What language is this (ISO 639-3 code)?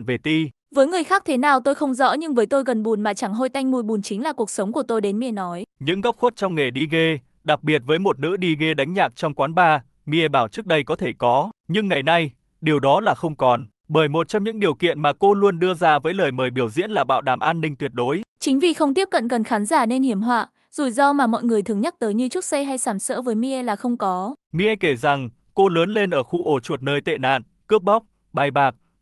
vie